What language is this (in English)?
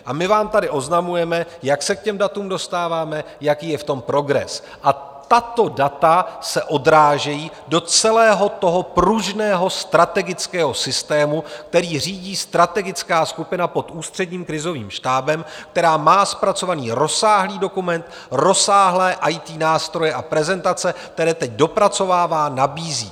Czech